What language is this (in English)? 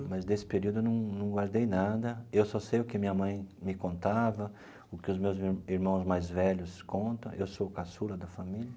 Portuguese